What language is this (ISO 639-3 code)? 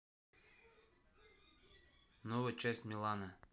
rus